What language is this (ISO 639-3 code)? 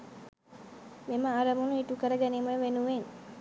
sin